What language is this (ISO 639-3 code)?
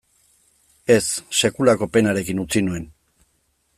eus